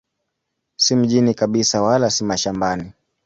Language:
Swahili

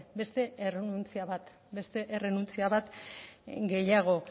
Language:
Basque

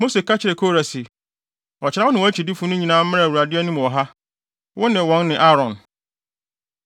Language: Akan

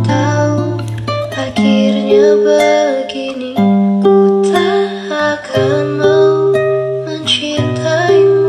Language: Indonesian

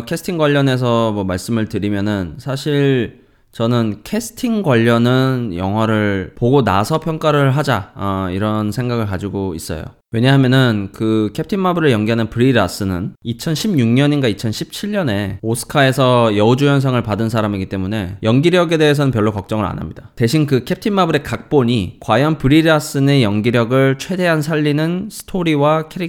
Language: Korean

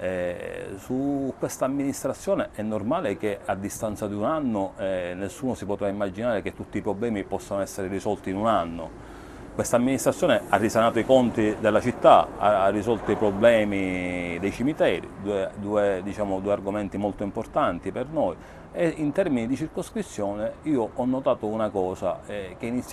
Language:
Italian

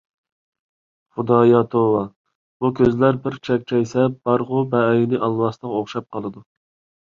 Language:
Uyghur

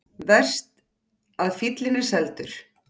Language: Icelandic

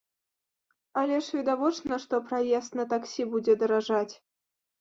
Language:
Belarusian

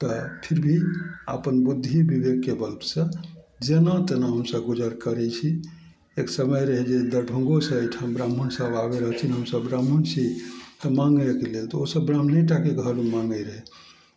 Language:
Maithili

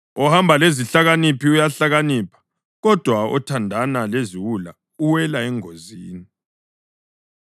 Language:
North Ndebele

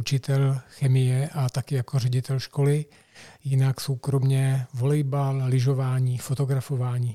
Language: Czech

